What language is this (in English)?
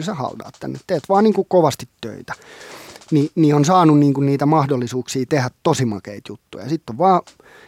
Finnish